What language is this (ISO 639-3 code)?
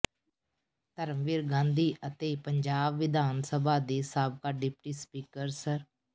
pan